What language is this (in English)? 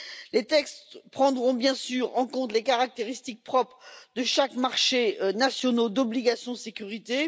French